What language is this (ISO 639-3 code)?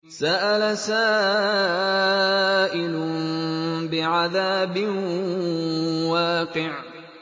ara